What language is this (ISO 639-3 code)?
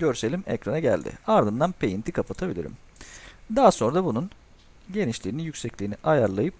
tur